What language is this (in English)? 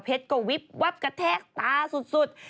Thai